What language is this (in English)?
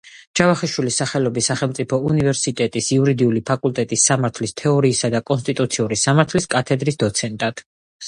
Georgian